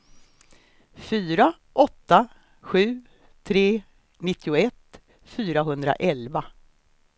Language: Swedish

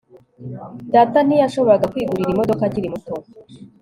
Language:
Kinyarwanda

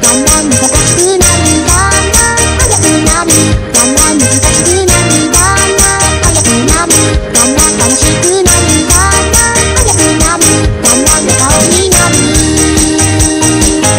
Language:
Korean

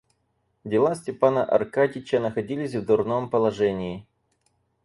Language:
Russian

